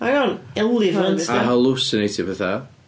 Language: Welsh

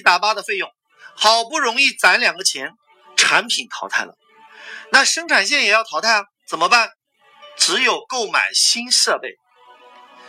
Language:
Chinese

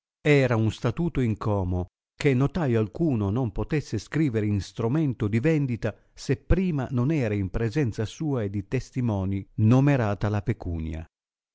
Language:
Italian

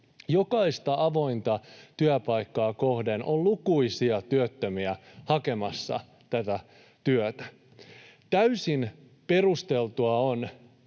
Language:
Finnish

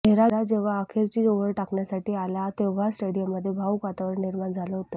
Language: Marathi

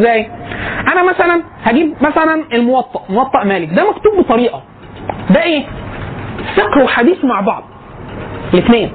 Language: Arabic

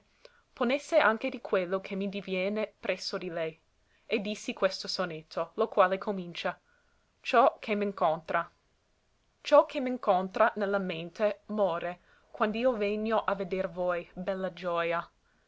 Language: Italian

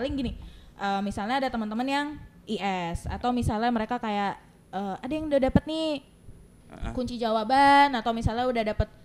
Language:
Indonesian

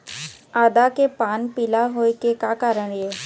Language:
Chhattisgarhi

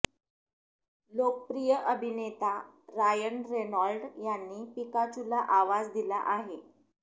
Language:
Marathi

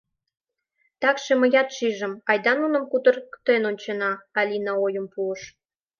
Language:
Mari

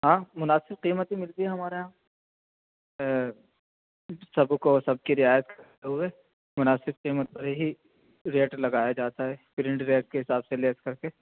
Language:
Urdu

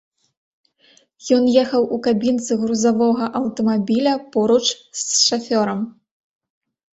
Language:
Belarusian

